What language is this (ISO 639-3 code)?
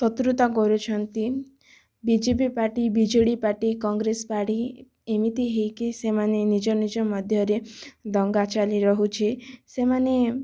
ori